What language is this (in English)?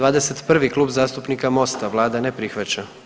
Croatian